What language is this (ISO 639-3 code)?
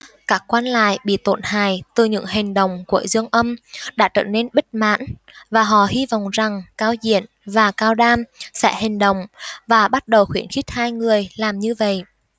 vie